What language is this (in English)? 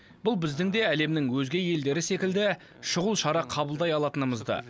Kazakh